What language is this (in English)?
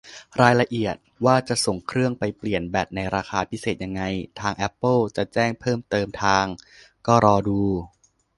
Thai